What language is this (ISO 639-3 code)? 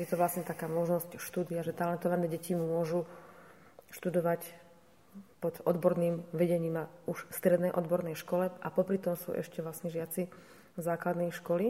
slk